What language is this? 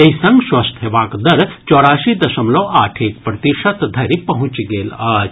Maithili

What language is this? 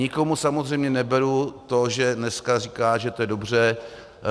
Czech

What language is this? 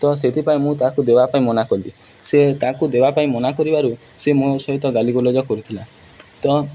Odia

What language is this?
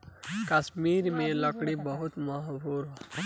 Bhojpuri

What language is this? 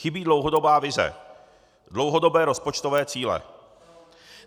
Czech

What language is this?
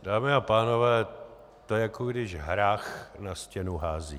Czech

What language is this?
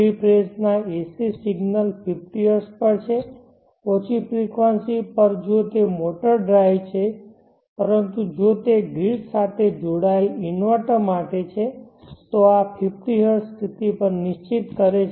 Gujarati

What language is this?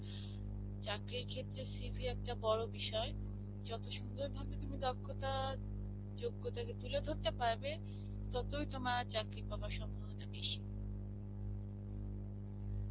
Bangla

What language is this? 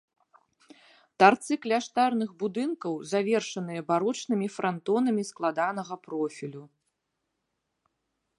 Belarusian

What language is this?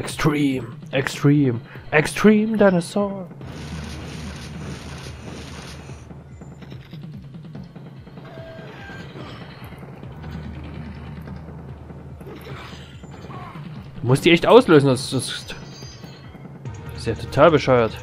German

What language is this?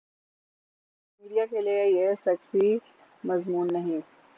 Urdu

